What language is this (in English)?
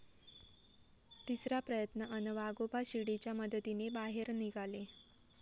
Marathi